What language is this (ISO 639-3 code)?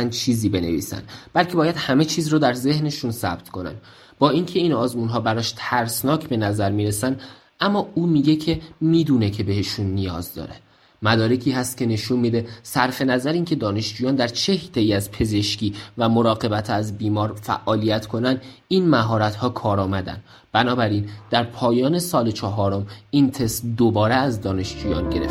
fas